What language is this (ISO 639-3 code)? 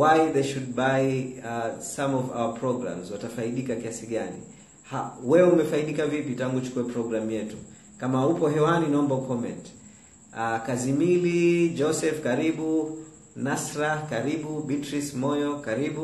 swa